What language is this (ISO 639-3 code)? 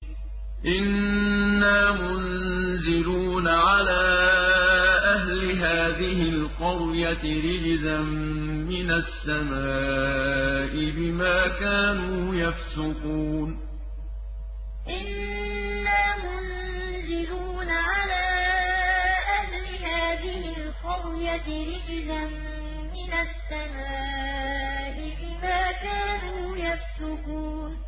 ara